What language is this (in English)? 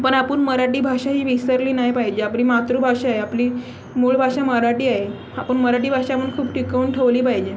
Marathi